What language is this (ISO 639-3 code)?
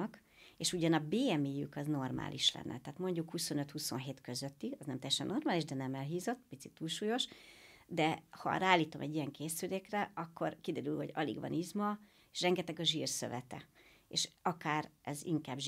hun